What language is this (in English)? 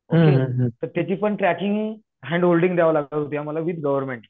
Marathi